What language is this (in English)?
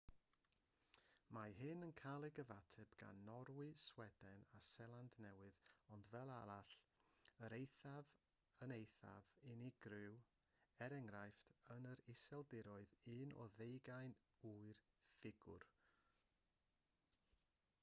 Welsh